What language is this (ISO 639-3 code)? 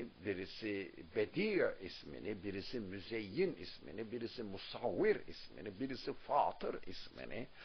tur